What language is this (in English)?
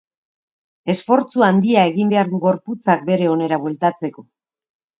Basque